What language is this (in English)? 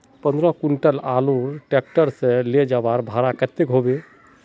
Magahi